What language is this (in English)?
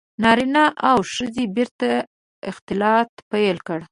Pashto